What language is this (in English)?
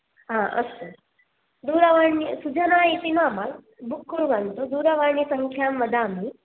Sanskrit